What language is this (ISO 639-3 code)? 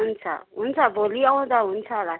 nep